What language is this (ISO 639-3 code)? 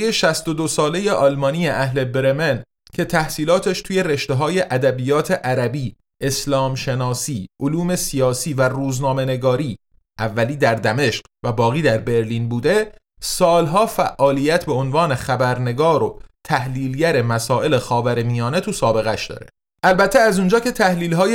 fas